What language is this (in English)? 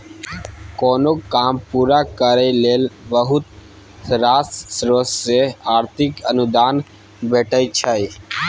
Maithili